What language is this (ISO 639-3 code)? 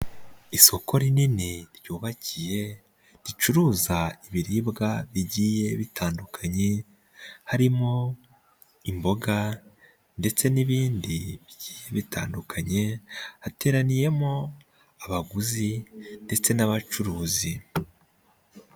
kin